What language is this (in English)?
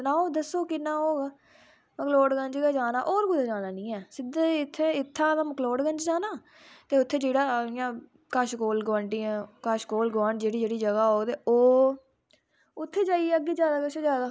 Dogri